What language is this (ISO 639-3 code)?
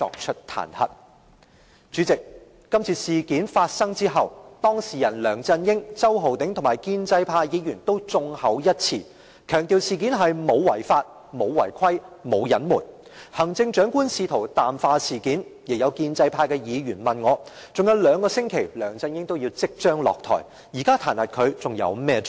yue